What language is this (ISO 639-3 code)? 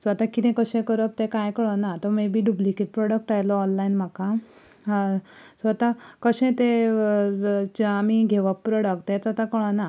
kok